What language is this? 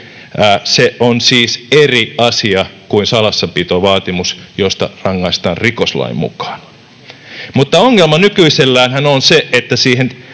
Finnish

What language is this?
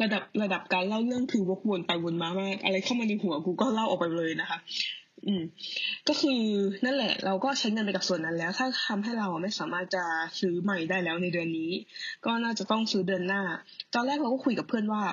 Thai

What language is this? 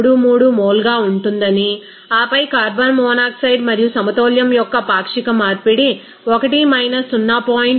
Telugu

